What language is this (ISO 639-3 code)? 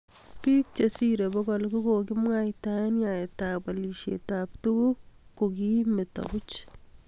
kln